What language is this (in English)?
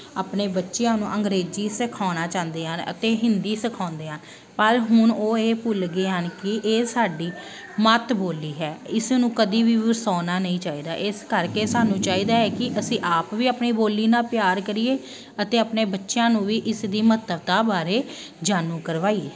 Punjabi